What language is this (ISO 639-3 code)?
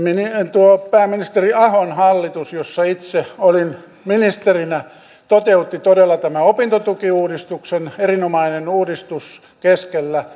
fin